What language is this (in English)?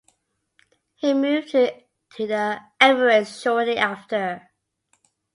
English